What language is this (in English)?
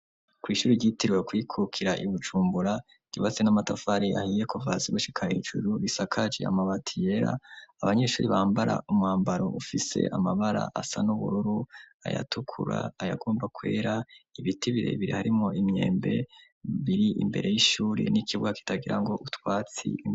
Rundi